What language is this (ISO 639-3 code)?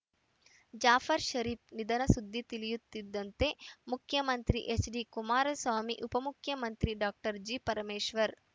kan